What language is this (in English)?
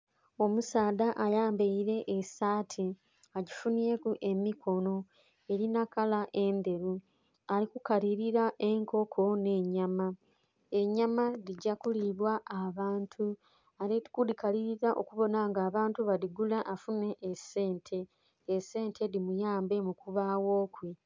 Soga